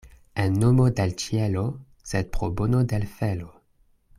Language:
Esperanto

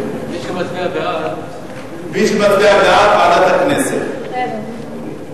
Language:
Hebrew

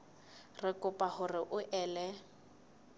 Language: Southern Sotho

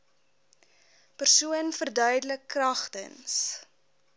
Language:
Afrikaans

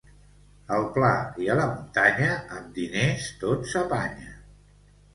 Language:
Catalan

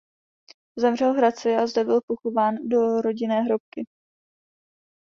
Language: Czech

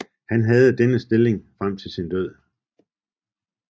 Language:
Danish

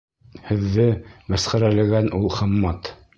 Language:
Bashkir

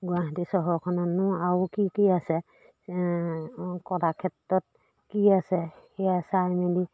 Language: Assamese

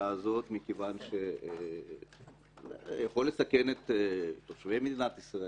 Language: Hebrew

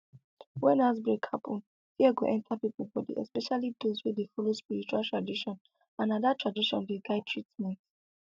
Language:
Nigerian Pidgin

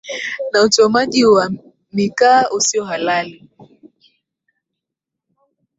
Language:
Swahili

